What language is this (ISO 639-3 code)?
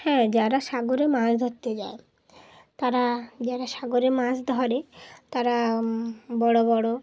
ben